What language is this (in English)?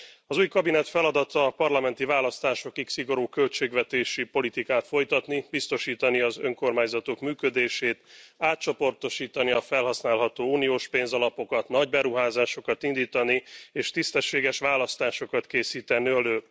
Hungarian